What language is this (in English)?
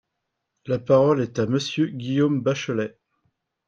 French